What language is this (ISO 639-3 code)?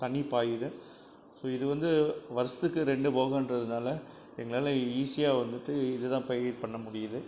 tam